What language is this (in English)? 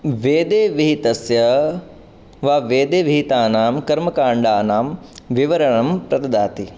Sanskrit